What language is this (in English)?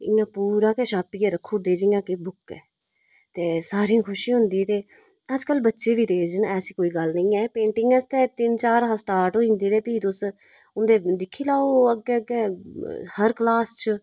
Dogri